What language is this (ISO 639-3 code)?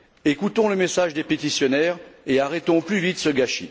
fra